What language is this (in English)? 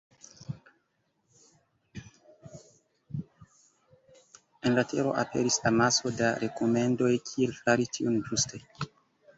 Esperanto